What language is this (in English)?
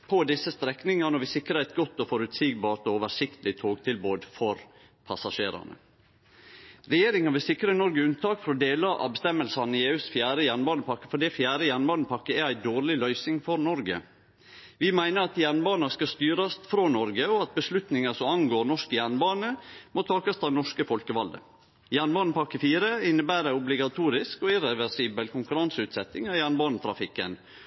Norwegian Nynorsk